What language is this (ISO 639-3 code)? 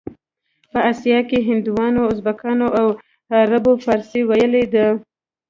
pus